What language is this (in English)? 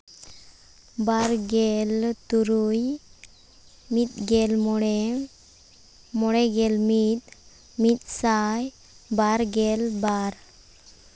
Santali